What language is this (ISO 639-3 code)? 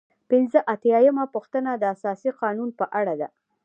pus